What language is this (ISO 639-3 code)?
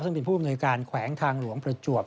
tha